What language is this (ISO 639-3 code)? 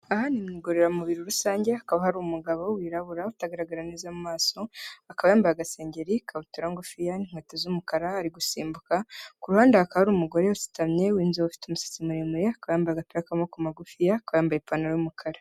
kin